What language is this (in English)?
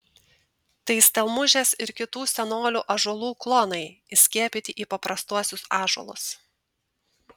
Lithuanian